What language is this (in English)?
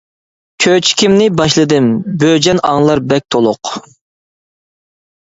Uyghur